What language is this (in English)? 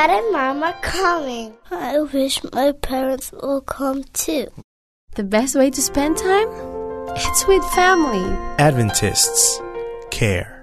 Filipino